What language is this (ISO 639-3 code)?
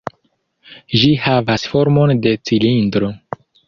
epo